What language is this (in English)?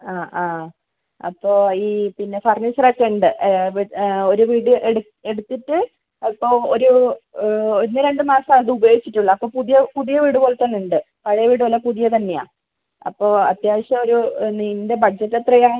Malayalam